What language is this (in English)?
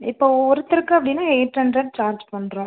Tamil